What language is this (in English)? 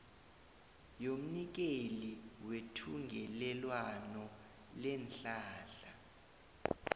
South Ndebele